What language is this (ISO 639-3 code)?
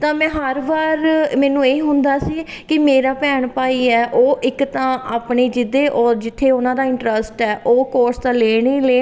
pan